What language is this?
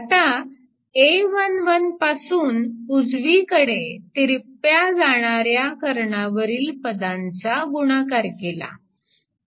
Marathi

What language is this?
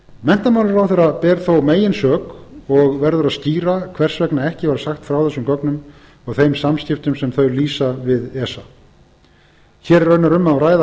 Icelandic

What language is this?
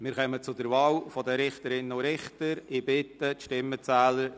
Swiss German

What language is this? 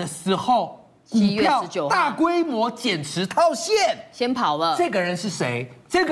Chinese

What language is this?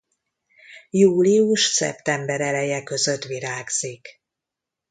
Hungarian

